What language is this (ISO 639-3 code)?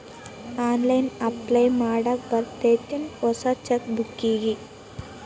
kan